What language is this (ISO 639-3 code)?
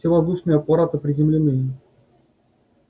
rus